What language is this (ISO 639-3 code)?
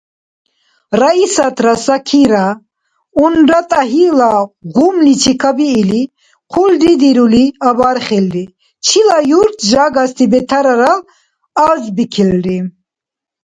dar